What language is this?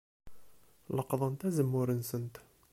Kabyle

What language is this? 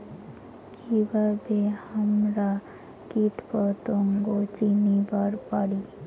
Bangla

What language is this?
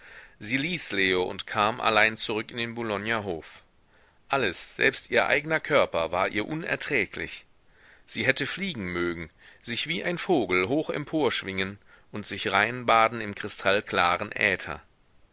German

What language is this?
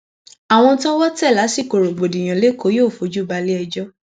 Yoruba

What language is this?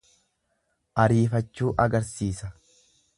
Oromo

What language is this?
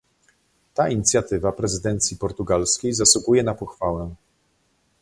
Polish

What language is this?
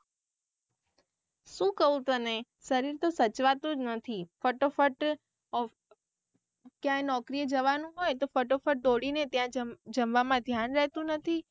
Gujarati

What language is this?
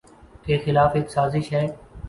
Urdu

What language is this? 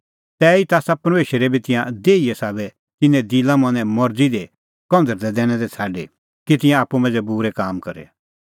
Kullu Pahari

